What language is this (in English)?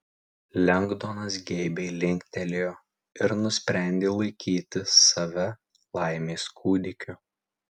Lithuanian